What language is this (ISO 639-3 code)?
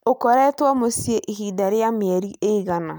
kik